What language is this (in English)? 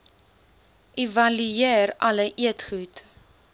Afrikaans